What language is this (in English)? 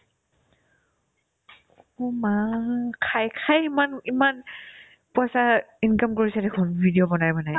Assamese